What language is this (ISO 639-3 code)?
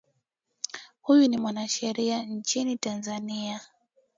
swa